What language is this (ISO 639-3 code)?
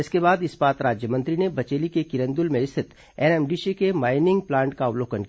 hin